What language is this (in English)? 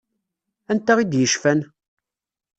Kabyle